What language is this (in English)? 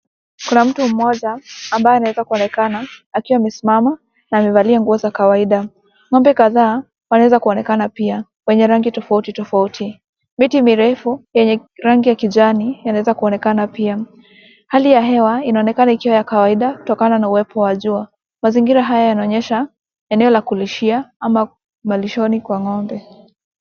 Swahili